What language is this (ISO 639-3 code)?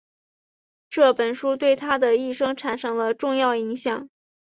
zho